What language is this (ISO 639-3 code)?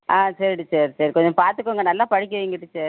tam